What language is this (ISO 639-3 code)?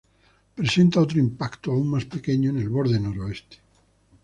spa